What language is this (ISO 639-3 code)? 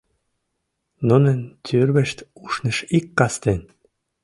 chm